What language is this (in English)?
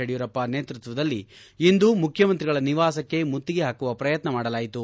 Kannada